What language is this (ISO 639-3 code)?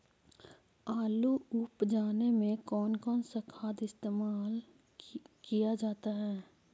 mag